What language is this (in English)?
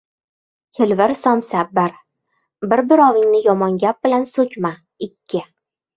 Uzbek